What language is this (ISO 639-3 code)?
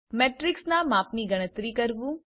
guj